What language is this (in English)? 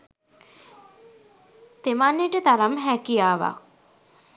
Sinhala